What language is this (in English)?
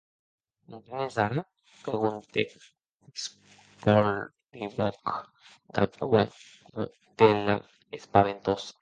Occitan